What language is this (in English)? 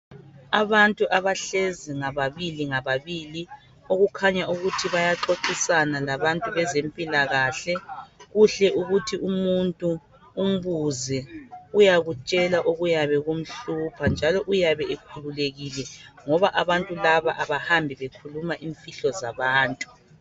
North Ndebele